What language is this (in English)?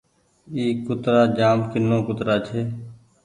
Goaria